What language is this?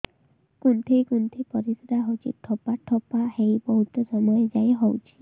Odia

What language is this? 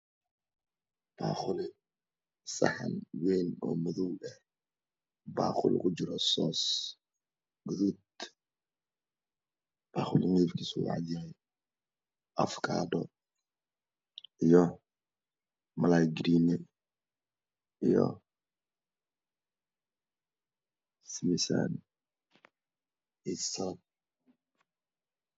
Somali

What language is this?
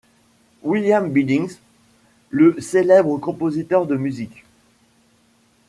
French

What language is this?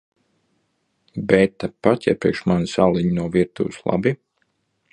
Latvian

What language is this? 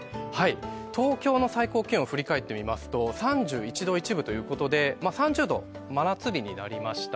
Japanese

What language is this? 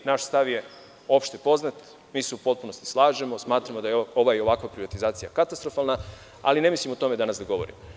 Serbian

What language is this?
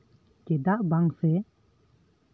Santali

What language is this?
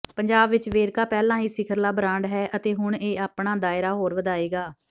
Punjabi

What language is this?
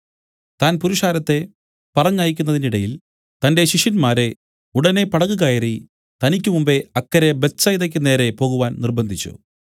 Malayalam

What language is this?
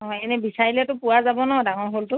Assamese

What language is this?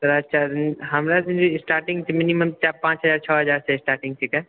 Maithili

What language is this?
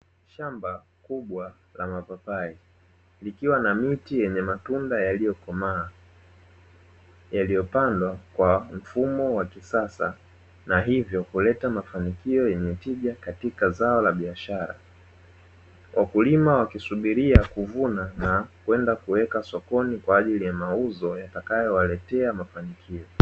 Swahili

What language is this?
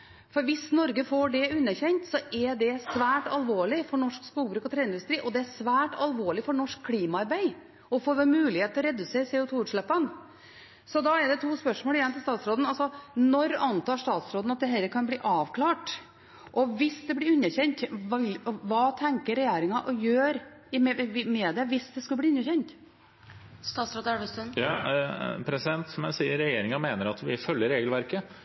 Norwegian Bokmål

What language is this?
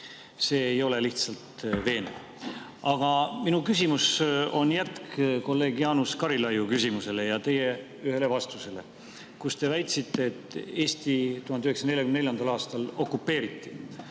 Estonian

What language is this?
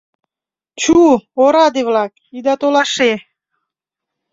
Mari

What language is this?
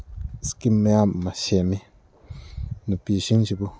Manipuri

